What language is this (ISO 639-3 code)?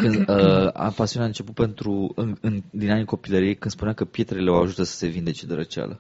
ron